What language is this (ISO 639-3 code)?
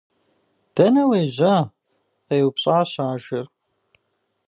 kbd